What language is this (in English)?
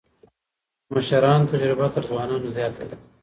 Pashto